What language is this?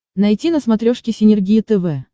Russian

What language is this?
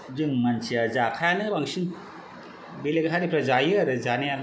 Bodo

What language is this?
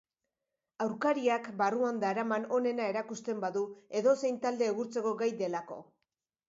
Basque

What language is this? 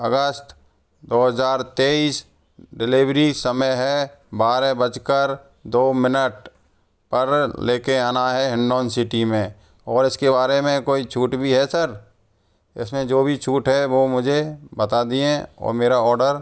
Hindi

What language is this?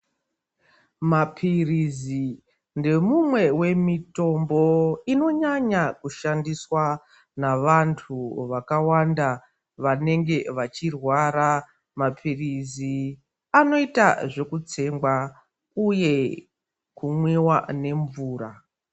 Ndau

